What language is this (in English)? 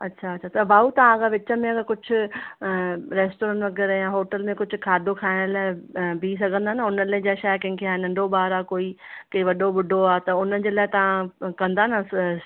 Sindhi